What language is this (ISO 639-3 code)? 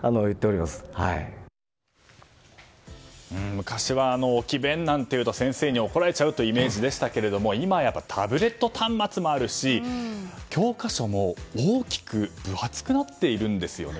jpn